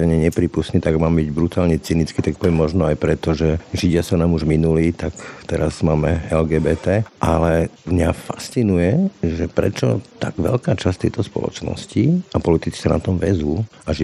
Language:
Slovak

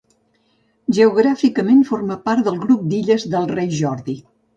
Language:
Catalan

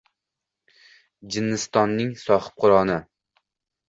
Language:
Uzbek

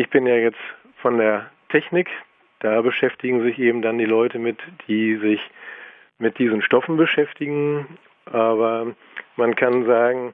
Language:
German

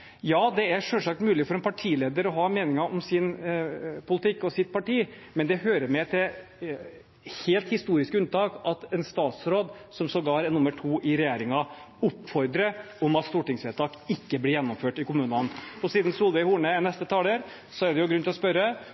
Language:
Norwegian Bokmål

